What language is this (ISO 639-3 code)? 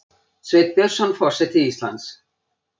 isl